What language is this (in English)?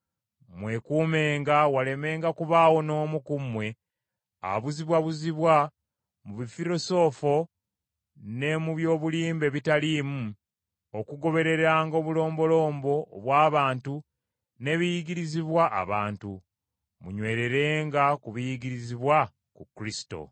Ganda